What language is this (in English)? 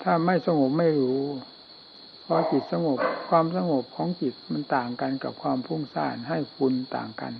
Thai